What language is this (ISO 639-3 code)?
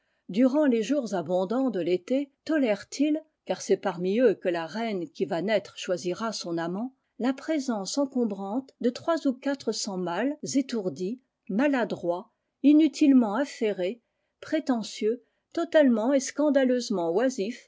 fra